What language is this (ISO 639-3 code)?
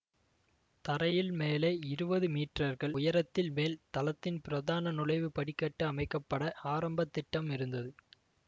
tam